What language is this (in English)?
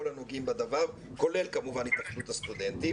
Hebrew